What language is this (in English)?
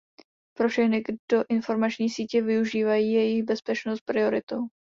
Czech